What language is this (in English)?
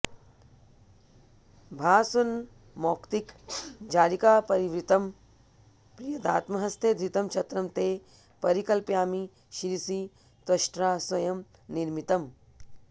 Sanskrit